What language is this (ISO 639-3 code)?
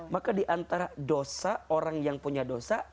ind